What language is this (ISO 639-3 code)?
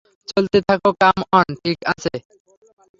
ben